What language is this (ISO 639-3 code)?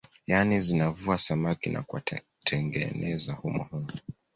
swa